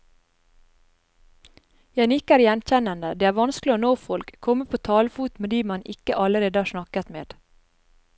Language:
Norwegian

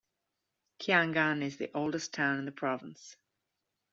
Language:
English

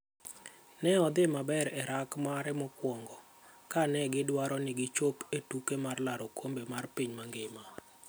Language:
Luo (Kenya and Tanzania)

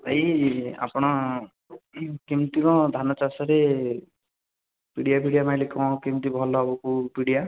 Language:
Odia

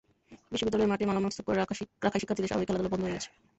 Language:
Bangla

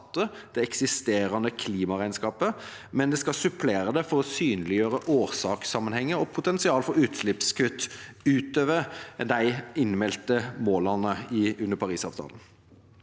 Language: Norwegian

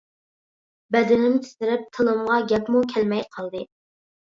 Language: Uyghur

